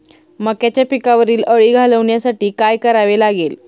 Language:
Marathi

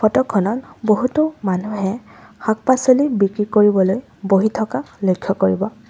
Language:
Assamese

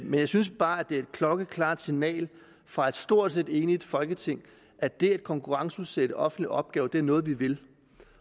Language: Danish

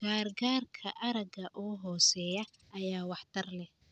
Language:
Somali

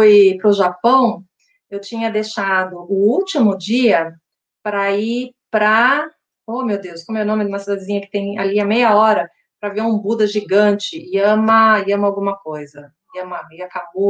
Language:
Portuguese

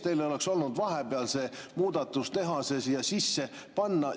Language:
Estonian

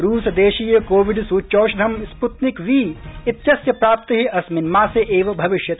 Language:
Sanskrit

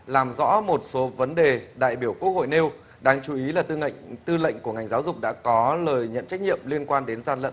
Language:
Vietnamese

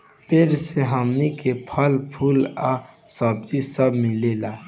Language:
Bhojpuri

